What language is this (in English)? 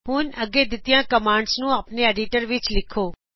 Punjabi